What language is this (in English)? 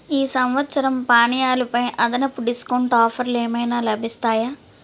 Telugu